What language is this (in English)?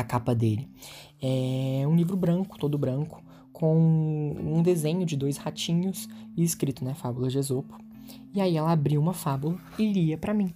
Portuguese